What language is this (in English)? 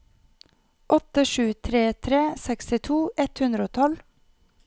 Norwegian